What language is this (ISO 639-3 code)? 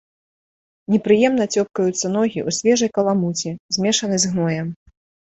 bel